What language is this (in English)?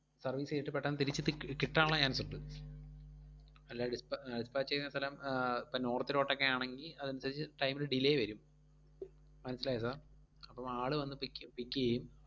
Malayalam